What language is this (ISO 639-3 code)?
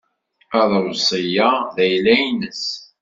kab